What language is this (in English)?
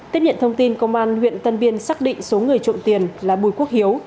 Vietnamese